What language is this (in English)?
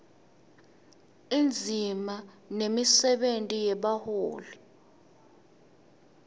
Swati